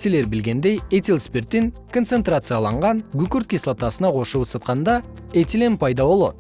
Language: Kyrgyz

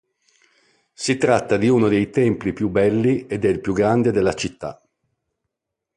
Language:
Italian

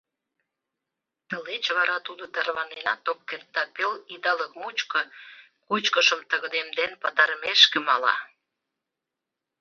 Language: Mari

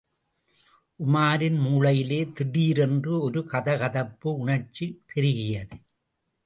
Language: Tamil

